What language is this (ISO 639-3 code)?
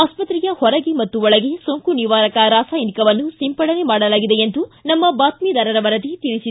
kan